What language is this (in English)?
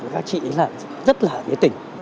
Vietnamese